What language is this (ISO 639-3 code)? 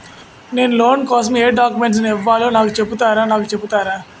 tel